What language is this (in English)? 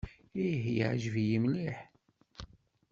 Kabyle